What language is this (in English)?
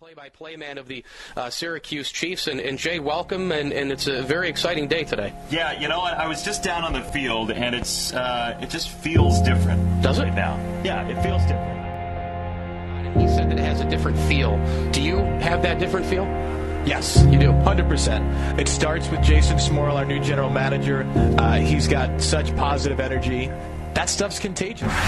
English